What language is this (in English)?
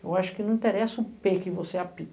Portuguese